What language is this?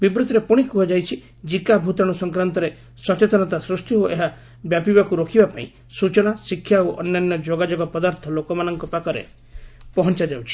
Odia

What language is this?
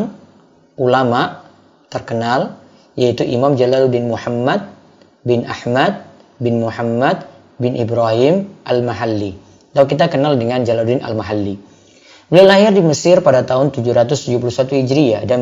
Indonesian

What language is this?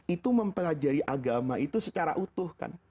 Indonesian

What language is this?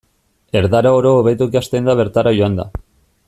Basque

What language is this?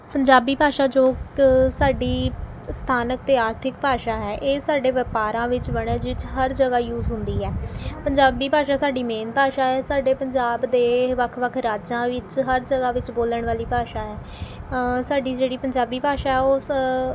Punjabi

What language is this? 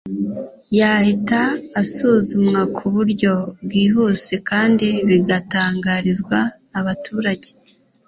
Kinyarwanda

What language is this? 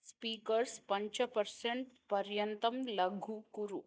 Sanskrit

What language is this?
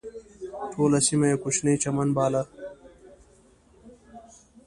Pashto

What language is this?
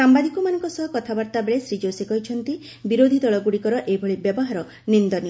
Odia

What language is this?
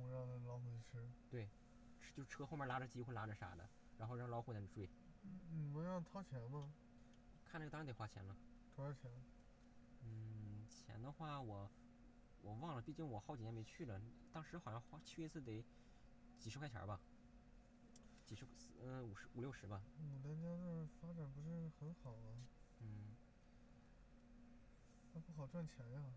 Chinese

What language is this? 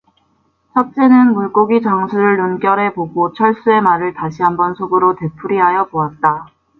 Korean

